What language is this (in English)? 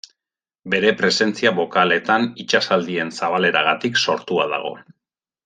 Basque